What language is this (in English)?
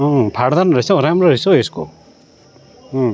Nepali